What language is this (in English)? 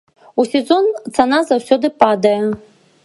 Belarusian